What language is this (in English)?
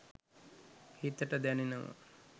Sinhala